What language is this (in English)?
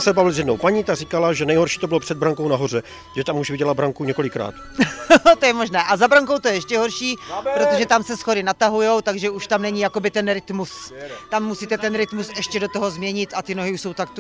Czech